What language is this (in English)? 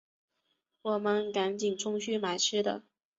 Chinese